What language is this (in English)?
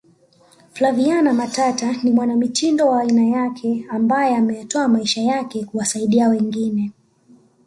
Swahili